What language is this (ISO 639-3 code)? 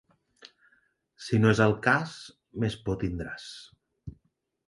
cat